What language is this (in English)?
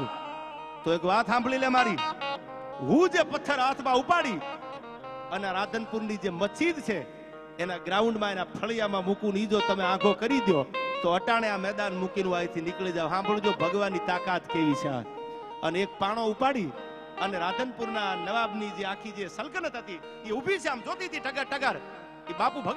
Gujarati